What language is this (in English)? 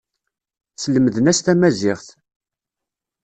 Kabyle